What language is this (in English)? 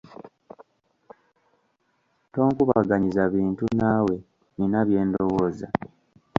Ganda